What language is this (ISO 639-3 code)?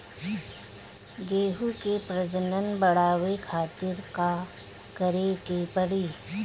bho